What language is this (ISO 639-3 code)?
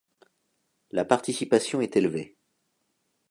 fra